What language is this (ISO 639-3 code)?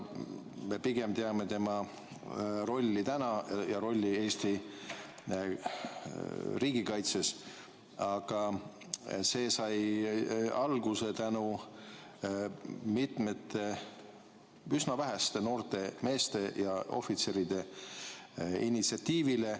est